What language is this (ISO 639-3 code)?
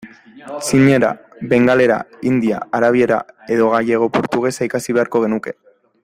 eus